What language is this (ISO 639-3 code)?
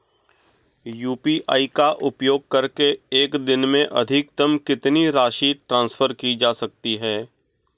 hin